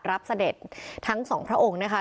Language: Thai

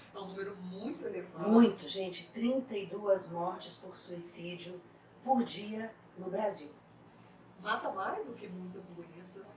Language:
Portuguese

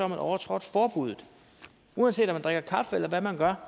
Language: Danish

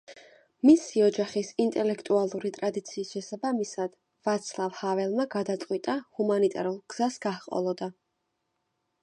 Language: Georgian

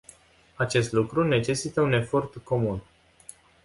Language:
Romanian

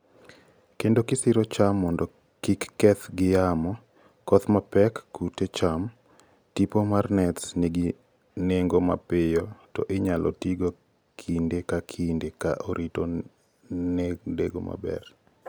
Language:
Luo (Kenya and Tanzania)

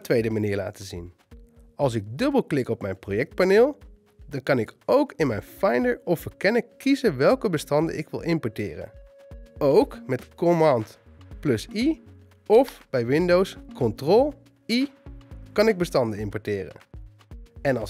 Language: Dutch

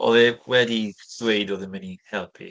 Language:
Welsh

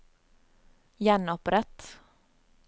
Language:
Norwegian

